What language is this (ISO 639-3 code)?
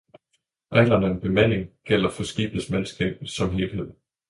dan